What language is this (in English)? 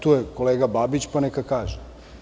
Serbian